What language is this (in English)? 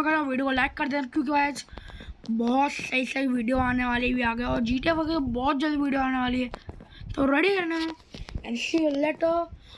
Hindi